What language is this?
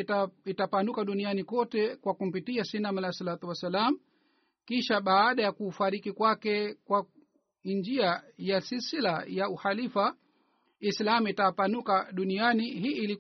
Swahili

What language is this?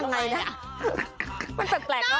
Thai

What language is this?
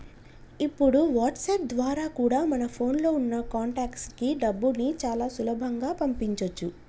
Telugu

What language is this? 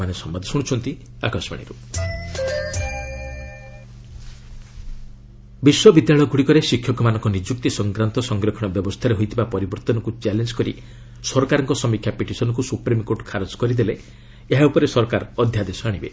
Odia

